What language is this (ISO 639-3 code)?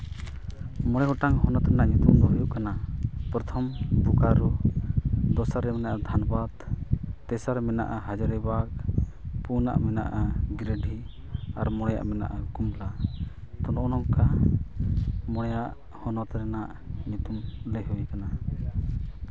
sat